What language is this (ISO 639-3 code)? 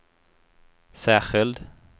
swe